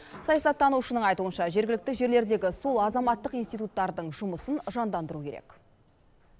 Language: Kazakh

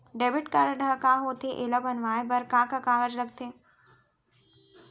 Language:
Chhattisgarhi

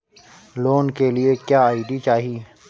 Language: Bhojpuri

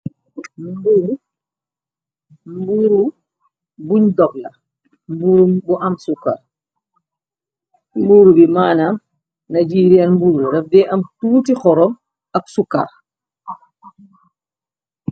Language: Wolof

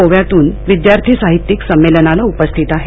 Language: Marathi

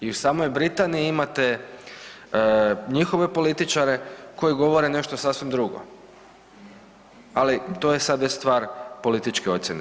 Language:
Croatian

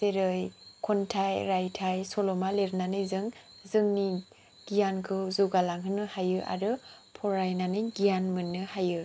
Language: Bodo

